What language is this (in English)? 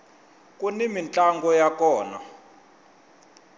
Tsonga